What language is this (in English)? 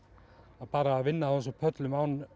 Icelandic